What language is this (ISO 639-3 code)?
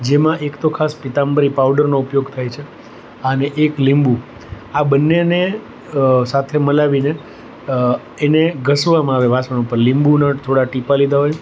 guj